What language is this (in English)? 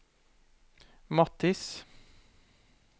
Norwegian